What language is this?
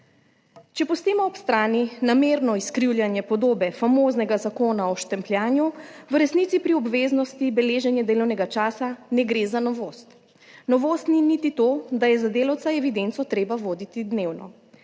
Slovenian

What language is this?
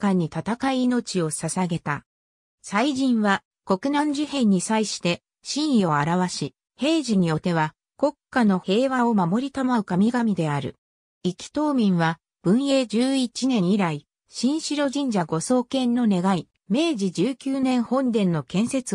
Japanese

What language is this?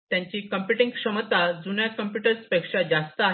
Marathi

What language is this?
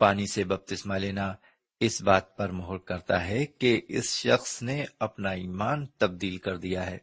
Urdu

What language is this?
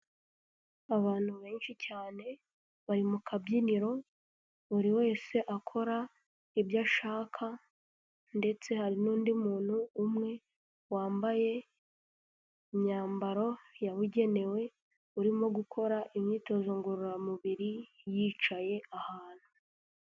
Kinyarwanda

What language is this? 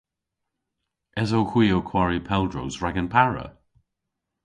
Cornish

